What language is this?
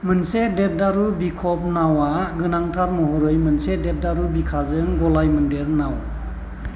Bodo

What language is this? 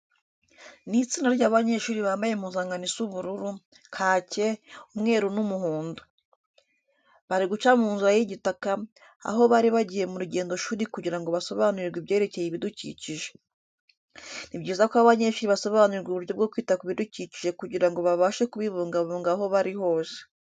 Kinyarwanda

